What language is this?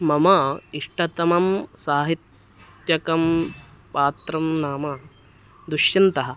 Sanskrit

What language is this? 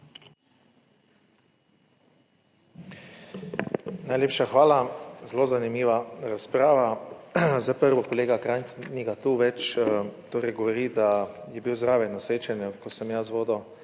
Slovenian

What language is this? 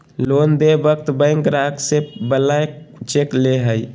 Magahi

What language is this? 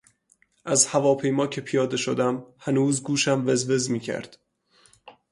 Persian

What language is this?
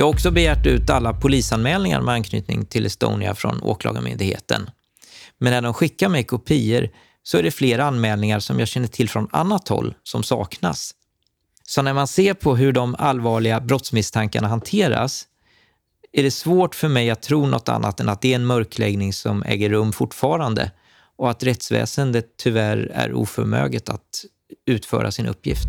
Swedish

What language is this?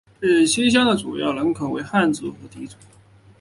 Chinese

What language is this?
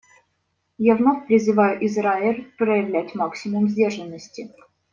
Russian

